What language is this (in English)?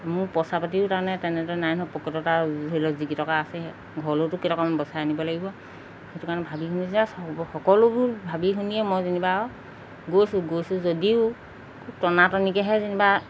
Assamese